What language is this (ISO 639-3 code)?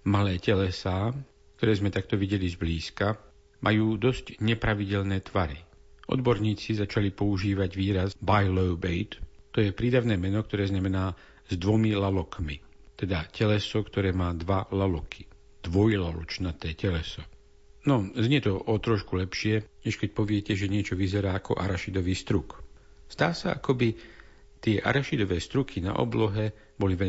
slk